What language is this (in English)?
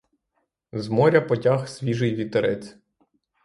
Ukrainian